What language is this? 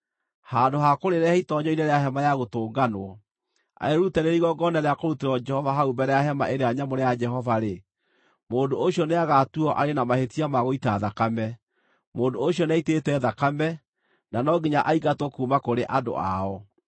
Kikuyu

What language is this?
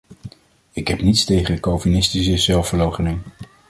Dutch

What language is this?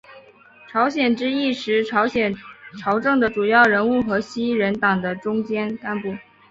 Chinese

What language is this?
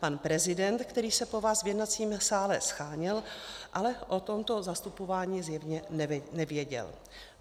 Czech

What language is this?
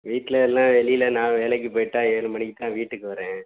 Tamil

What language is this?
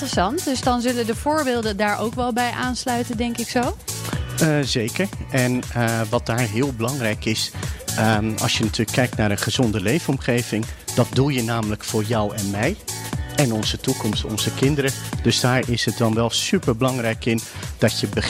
Dutch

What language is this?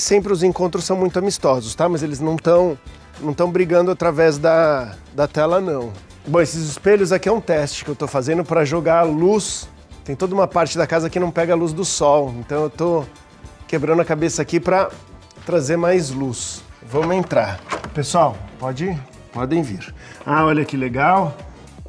Portuguese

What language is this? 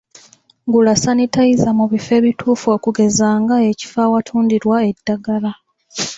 Ganda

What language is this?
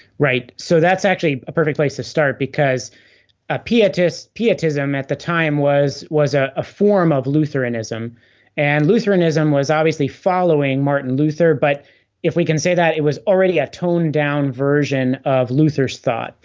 English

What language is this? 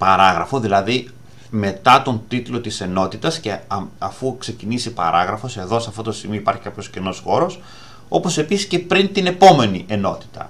Greek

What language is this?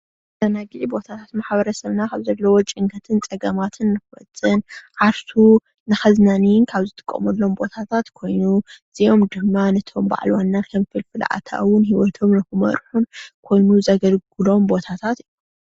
Tigrinya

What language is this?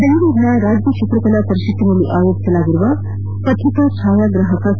Kannada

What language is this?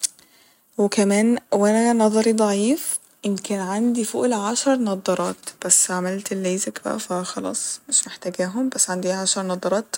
Egyptian Arabic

